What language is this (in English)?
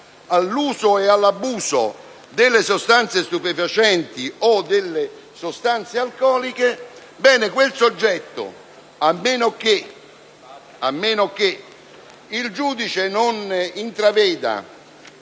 Italian